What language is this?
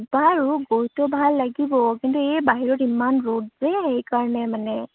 Assamese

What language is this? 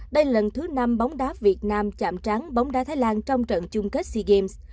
Vietnamese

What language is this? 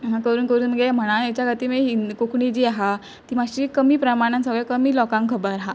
Konkani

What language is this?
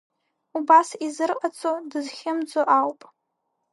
Abkhazian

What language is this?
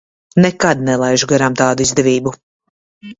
Latvian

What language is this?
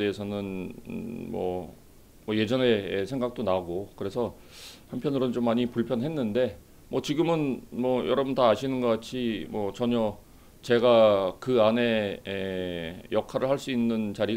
Korean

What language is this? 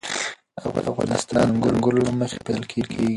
Pashto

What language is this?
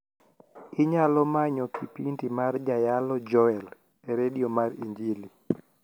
Luo (Kenya and Tanzania)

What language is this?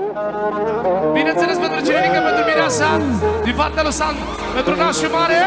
Romanian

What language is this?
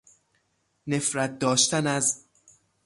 Persian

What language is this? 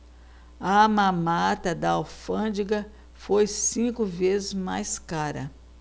Portuguese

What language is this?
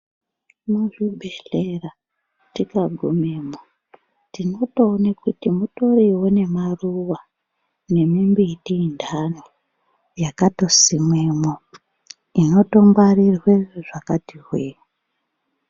Ndau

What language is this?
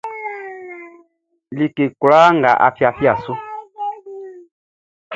Baoulé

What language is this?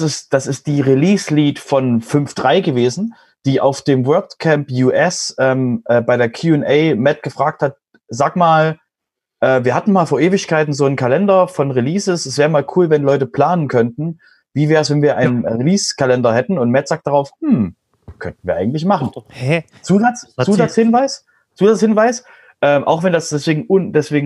German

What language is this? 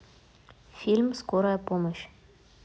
Russian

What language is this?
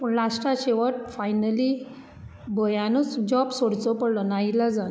Konkani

